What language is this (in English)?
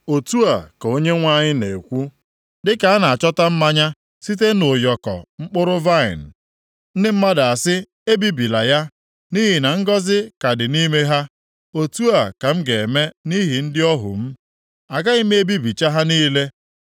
Igbo